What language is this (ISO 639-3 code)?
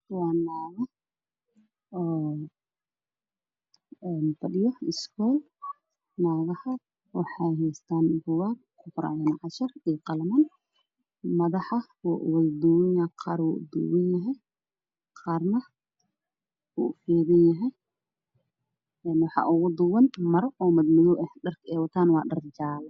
som